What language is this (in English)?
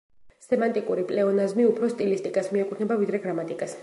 Georgian